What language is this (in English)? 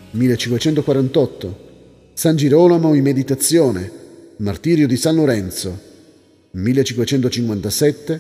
Italian